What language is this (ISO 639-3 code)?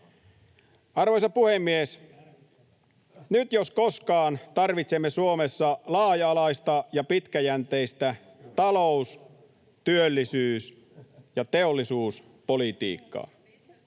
fin